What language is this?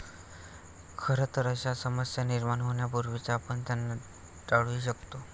Marathi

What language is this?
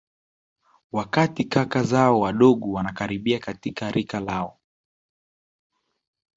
Swahili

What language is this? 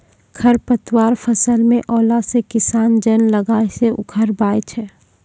Maithili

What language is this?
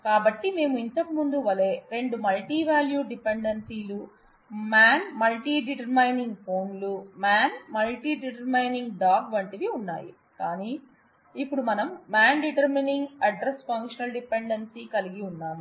Telugu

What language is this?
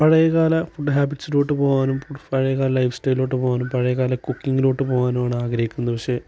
Malayalam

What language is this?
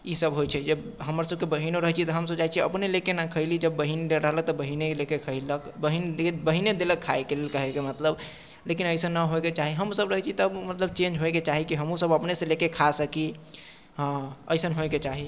Maithili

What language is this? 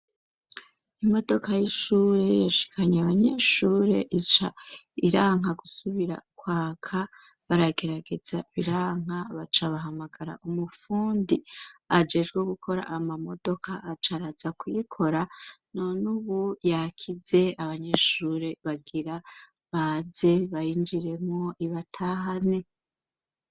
Rundi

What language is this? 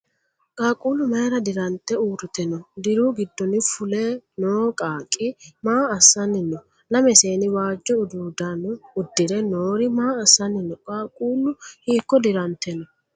Sidamo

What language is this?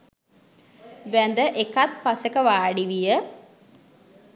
Sinhala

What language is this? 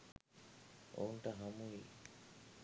Sinhala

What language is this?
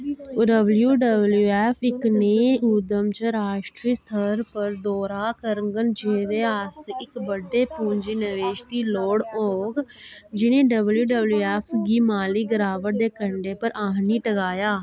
Dogri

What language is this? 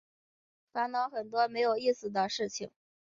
Chinese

